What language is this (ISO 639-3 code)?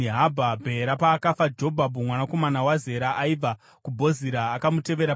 sna